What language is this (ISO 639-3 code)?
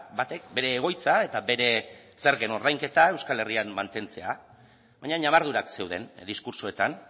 eus